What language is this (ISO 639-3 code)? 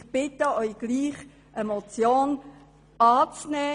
gsw